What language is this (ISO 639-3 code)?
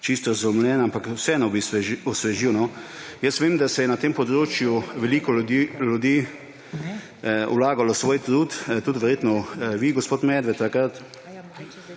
slv